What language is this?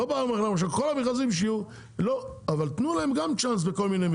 Hebrew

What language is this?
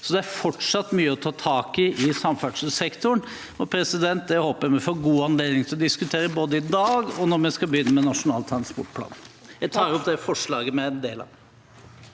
Norwegian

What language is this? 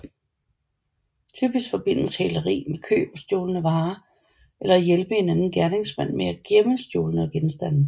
Danish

